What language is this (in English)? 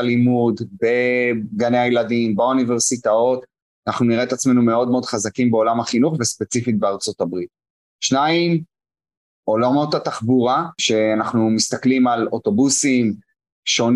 Hebrew